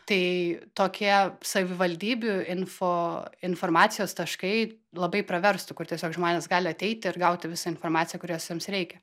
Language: Lithuanian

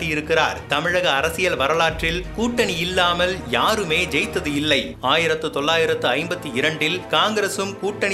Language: Tamil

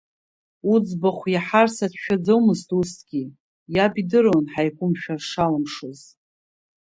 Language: Abkhazian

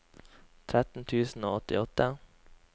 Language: Norwegian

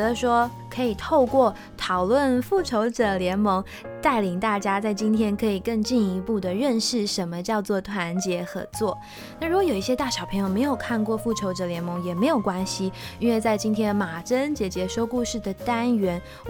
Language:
Chinese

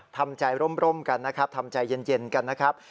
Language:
Thai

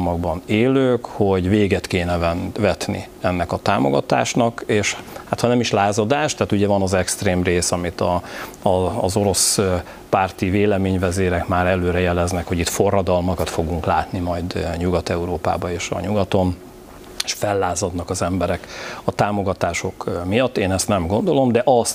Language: Hungarian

